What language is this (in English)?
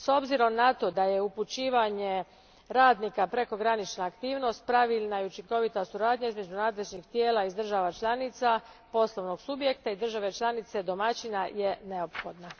Croatian